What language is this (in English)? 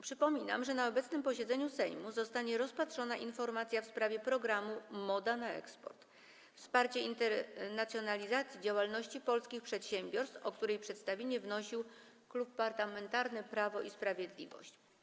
Polish